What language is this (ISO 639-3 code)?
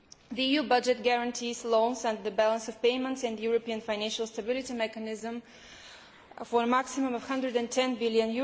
eng